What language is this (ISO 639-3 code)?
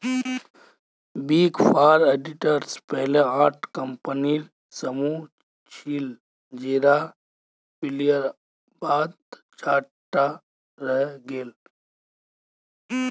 mag